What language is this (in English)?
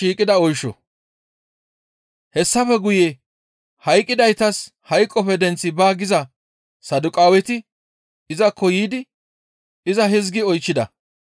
Gamo